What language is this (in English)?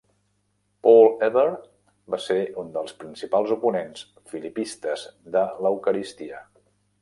Catalan